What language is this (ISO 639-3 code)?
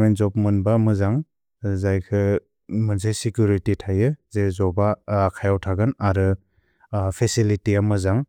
brx